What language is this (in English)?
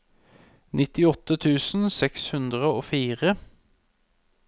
Norwegian